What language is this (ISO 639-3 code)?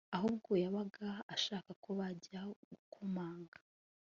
kin